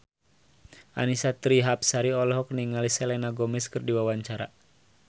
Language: Sundanese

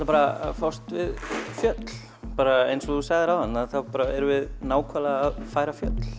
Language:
Icelandic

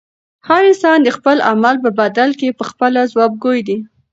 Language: Pashto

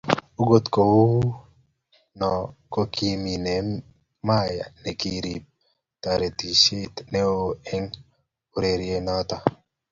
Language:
Kalenjin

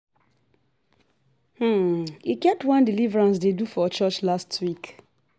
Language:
Nigerian Pidgin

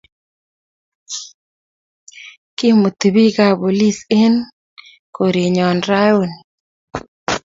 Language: Kalenjin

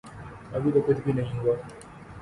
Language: Urdu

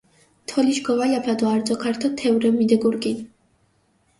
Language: Mingrelian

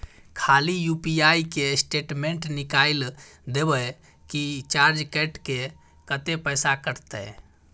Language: Maithili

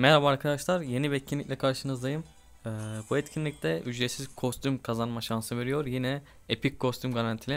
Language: Turkish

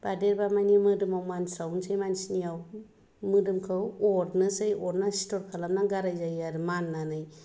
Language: Bodo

